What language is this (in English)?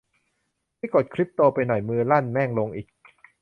Thai